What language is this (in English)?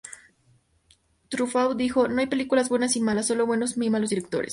Spanish